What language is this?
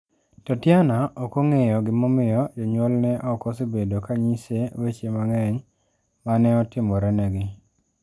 Luo (Kenya and Tanzania)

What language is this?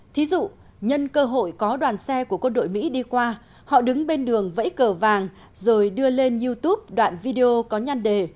Vietnamese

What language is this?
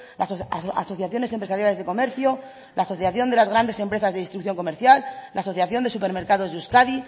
Spanish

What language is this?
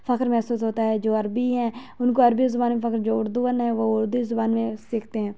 Urdu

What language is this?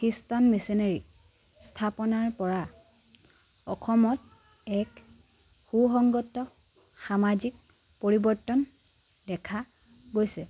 Assamese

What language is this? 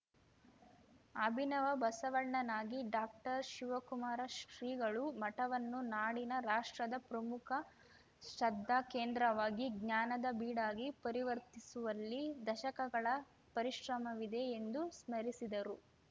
Kannada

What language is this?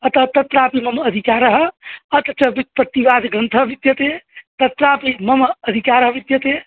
Sanskrit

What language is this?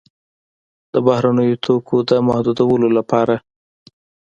Pashto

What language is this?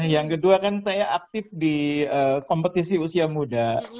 Indonesian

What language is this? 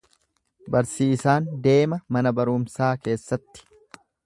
Oromo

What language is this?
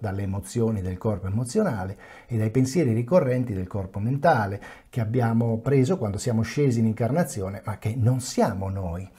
Italian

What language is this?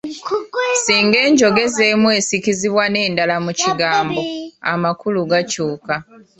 Ganda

